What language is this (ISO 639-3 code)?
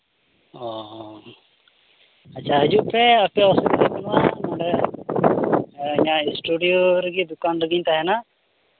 sat